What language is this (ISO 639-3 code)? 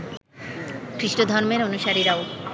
ben